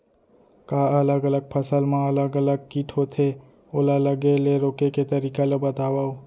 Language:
Chhattisgarhi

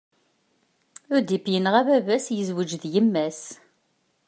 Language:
Kabyle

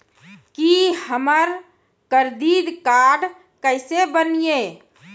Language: Maithili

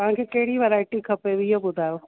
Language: Sindhi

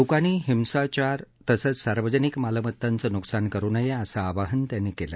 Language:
Marathi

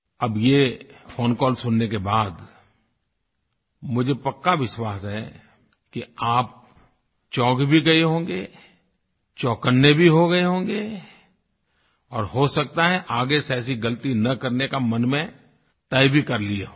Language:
Hindi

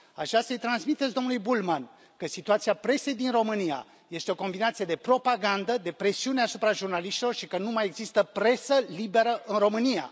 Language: Romanian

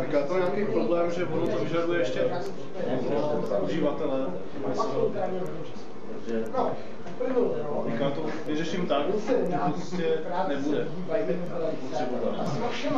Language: Czech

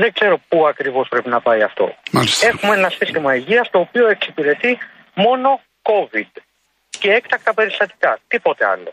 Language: Greek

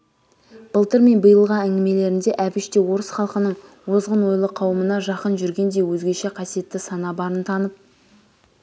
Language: Kazakh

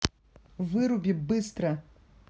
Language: Russian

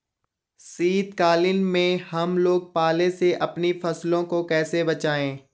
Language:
Hindi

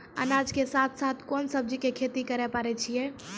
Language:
Maithili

